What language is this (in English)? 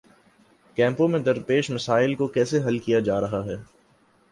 Urdu